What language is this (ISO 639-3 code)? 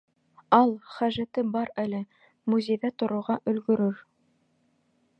bak